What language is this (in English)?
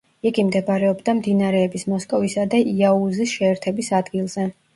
Georgian